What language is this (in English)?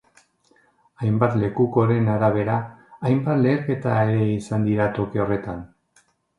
Basque